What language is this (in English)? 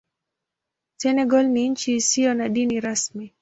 Swahili